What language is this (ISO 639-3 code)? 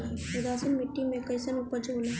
bho